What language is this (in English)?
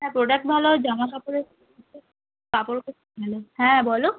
Bangla